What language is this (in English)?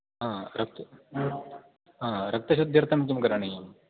Sanskrit